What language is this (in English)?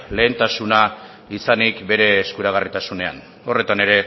Basque